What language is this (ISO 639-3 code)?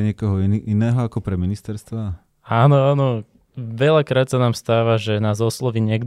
slk